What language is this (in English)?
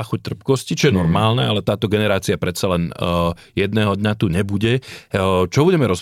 Slovak